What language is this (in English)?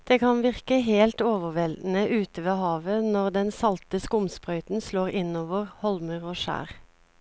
Norwegian